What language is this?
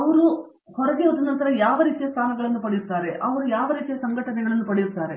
Kannada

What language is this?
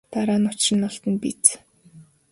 Mongolian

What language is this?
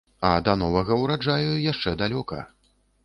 Belarusian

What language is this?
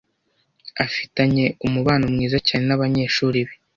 Kinyarwanda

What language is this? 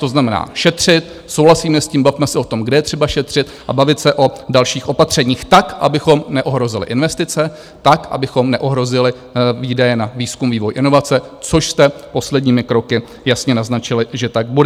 Czech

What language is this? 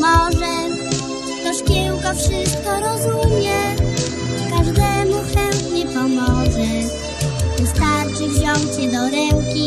Polish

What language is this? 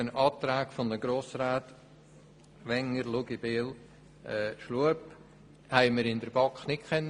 Swiss German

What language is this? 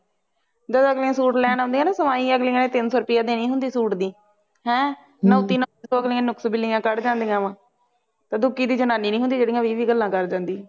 Punjabi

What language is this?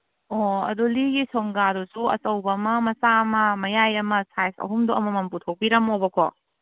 Manipuri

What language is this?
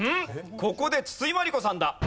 Japanese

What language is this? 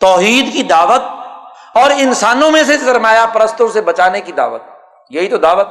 Urdu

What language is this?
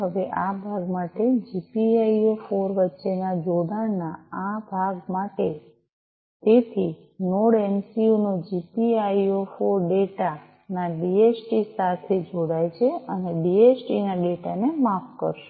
Gujarati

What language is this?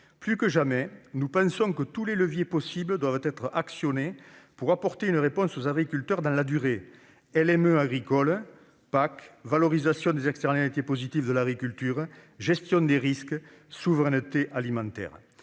French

